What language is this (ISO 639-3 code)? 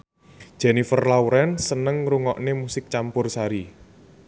jav